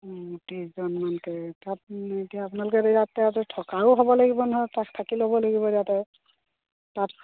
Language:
Assamese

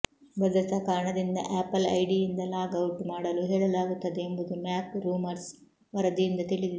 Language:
Kannada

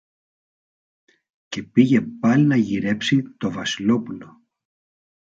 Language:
Greek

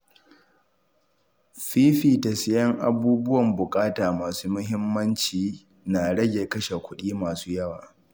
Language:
Hausa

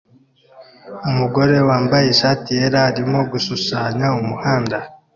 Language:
Kinyarwanda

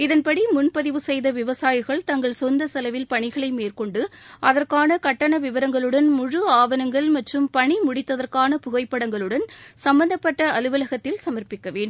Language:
Tamil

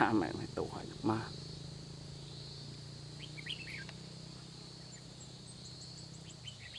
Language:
Vietnamese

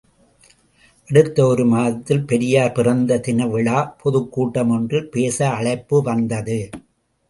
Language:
Tamil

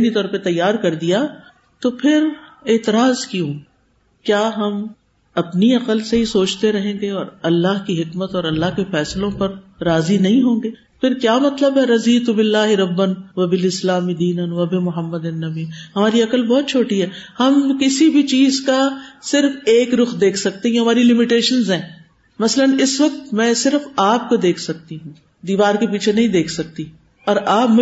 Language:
Urdu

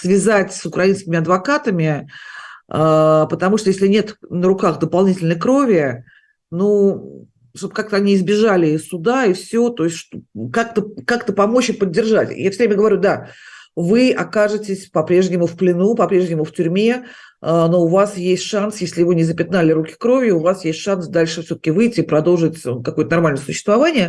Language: Russian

